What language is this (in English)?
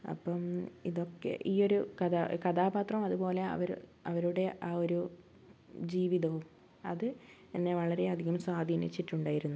Malayalam